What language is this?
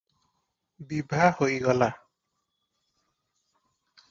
Odia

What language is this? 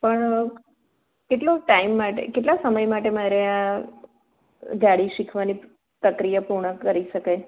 Gujarati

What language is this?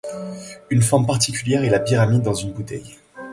French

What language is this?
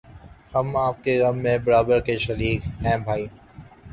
Urdu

